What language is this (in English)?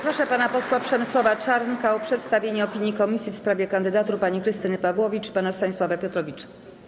Polish